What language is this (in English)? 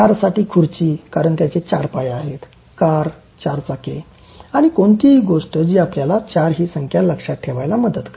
Marathi